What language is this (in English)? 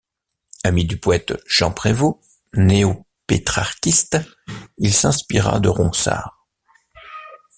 French